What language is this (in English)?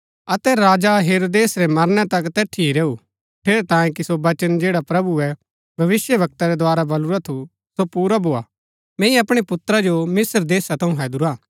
Gaddi